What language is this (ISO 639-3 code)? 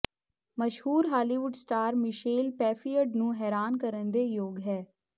pan